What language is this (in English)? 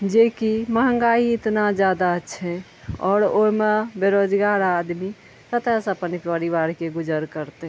Maithili